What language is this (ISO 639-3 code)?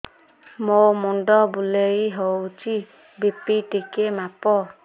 ori